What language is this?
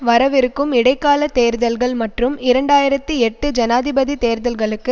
Tamil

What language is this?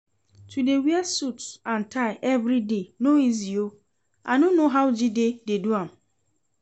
Nigerian Pidgin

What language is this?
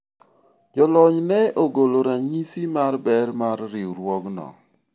Luo (Kenya and Tanzania)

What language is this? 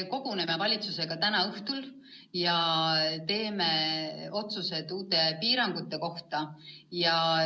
Estonian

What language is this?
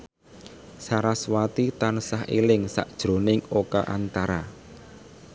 Javanese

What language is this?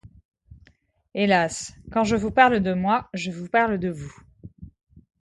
French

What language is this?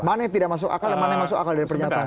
Indonesian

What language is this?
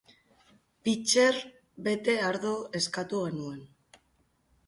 Basque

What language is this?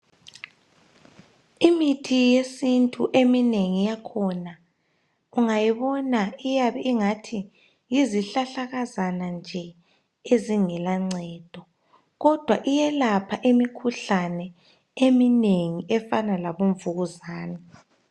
North Ndebele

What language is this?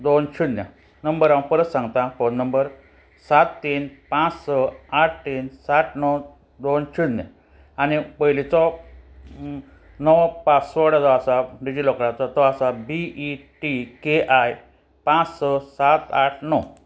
Konkani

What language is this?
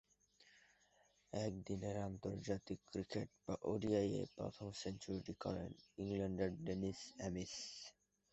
Bangla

